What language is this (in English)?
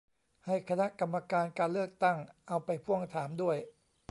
Thai